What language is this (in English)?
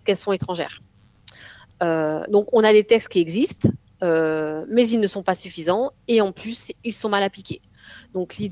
French